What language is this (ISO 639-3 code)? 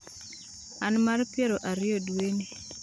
luo